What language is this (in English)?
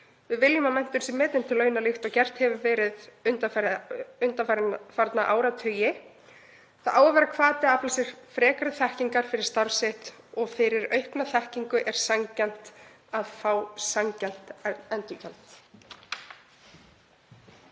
Icelandic